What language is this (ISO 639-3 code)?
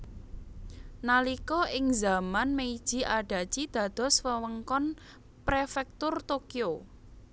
jav